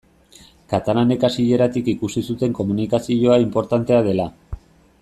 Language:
Basque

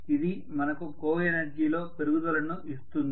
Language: Telugu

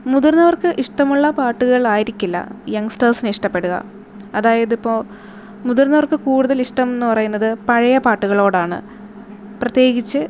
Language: Malayalam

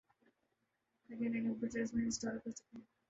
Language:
Urdu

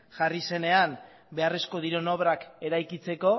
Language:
Basque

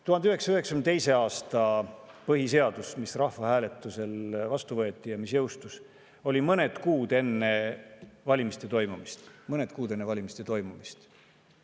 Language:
Estonian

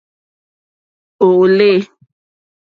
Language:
Mokpwe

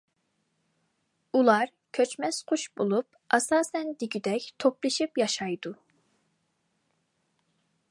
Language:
Uyghur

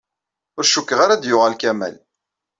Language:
Kabyle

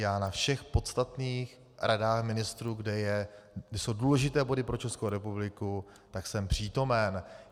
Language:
Czech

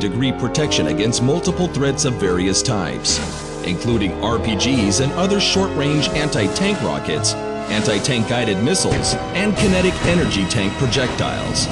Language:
English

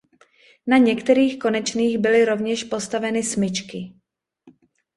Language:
Czech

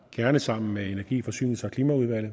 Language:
Danish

